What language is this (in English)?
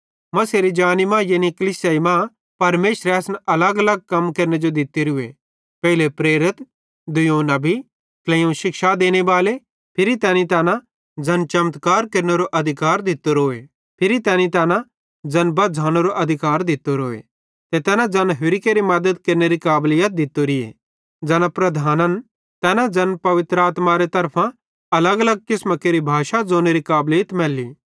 Bhadrawahi